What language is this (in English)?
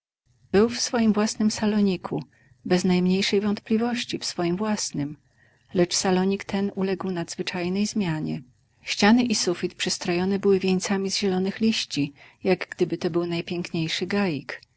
Polish